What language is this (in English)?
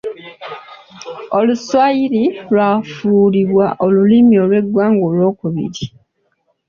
Ganda